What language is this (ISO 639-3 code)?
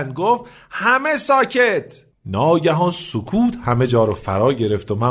fas